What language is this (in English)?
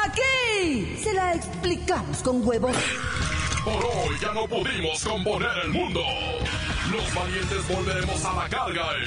Spanish